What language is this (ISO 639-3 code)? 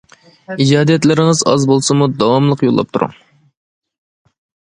uig